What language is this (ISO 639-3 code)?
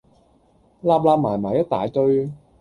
yue